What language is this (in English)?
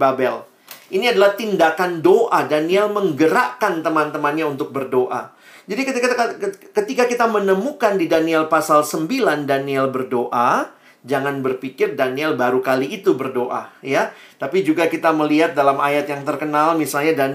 Indonesian